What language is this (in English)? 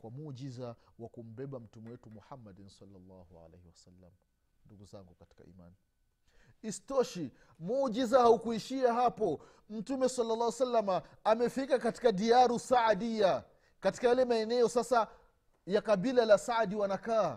Swahili